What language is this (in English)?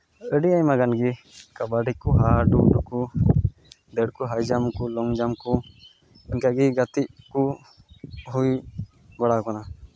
Santali